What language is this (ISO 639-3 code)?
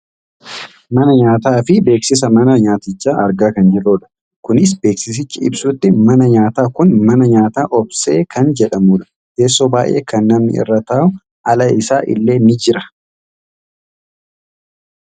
orm